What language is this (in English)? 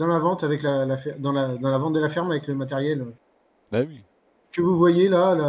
French